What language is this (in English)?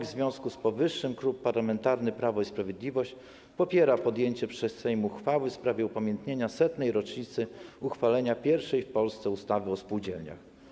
Polish